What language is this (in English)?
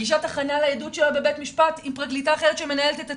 Hebrew